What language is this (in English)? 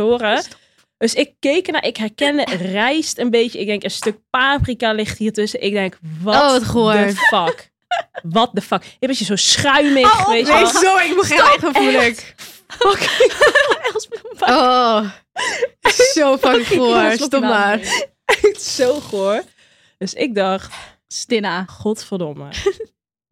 Dutch